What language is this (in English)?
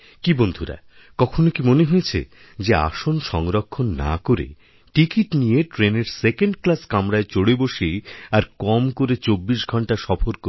Bangla